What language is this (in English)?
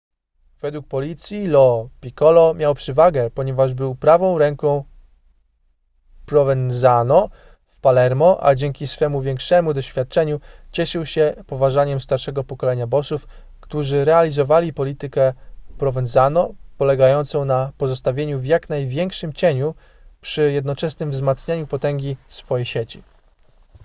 Polish